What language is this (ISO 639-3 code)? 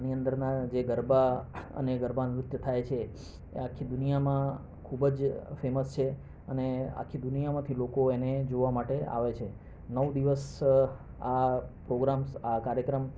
guj